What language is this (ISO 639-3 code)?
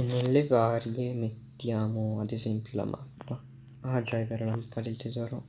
ita